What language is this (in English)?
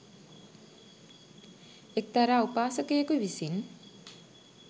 Sinhala